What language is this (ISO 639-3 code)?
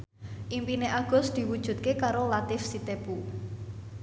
jav